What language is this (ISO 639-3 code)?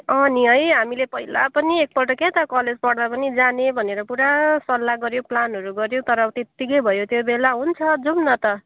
nep